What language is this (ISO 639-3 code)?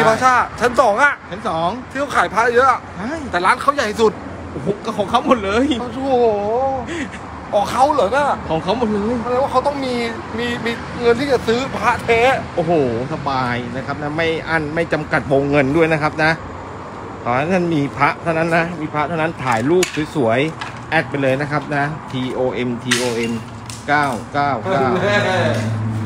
tha